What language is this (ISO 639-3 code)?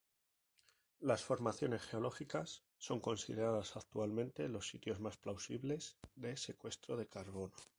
spa